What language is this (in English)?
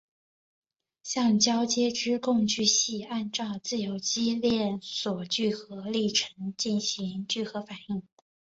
Chinese